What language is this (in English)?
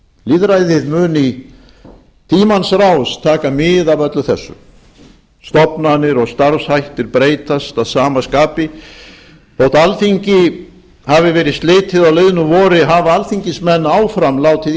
Icelandic